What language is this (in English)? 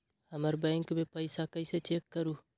Magahi